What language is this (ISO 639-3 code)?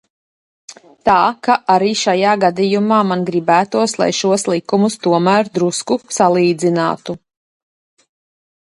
lav